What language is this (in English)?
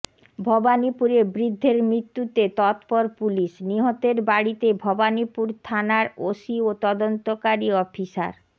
Bangla